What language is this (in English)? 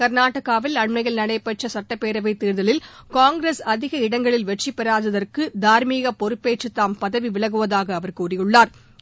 Tamil